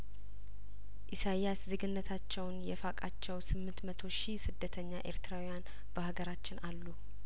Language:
Amharic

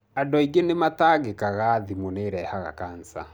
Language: Kikuyu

